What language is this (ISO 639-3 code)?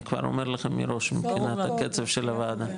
heb